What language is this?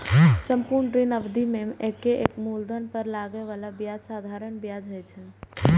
Maithili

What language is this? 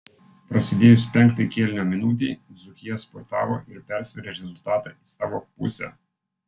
Lithuanian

